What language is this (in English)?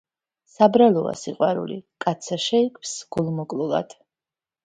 Georgian